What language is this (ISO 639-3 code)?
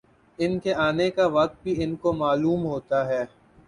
urd